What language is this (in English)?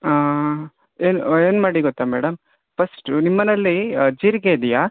Kannada